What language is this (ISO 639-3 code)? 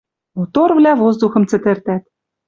mrj